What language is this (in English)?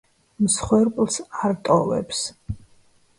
Georgian